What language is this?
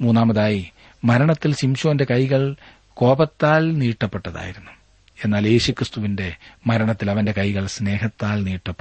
Malayalam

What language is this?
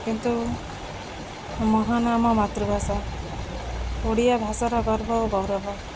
Odia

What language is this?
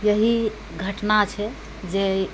Maithili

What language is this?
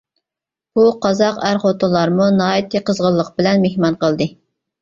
Uyghur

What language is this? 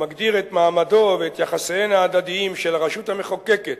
Hebrew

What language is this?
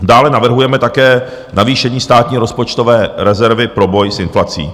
Czech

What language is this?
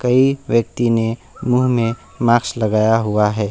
Hindi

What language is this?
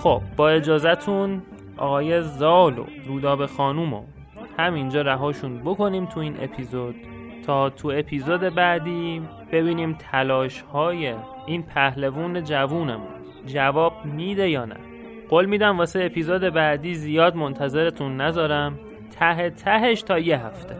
Persian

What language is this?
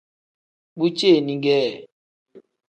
Tem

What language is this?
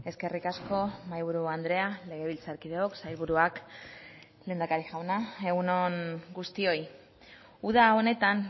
Basque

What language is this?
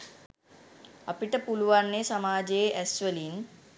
Sinhala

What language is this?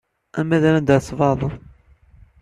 Kabyle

